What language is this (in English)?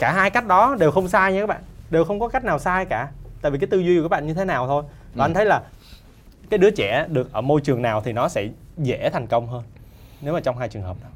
Vietnamese